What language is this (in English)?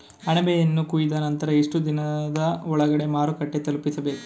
Kannada